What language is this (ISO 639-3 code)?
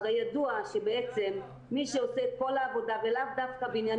heb